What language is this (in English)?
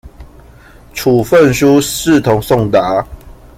Chinese